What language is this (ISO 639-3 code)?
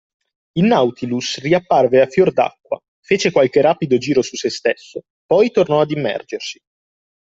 ita